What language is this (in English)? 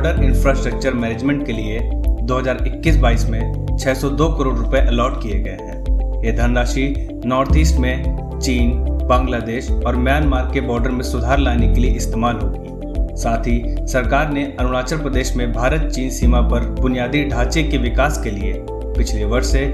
Hindi